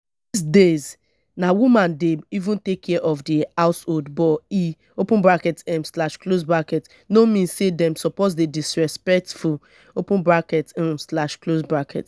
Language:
Nigerian Pidgin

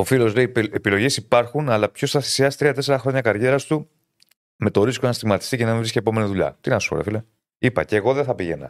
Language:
Greek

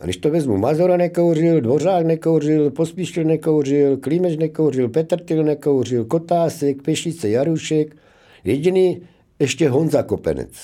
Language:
Czech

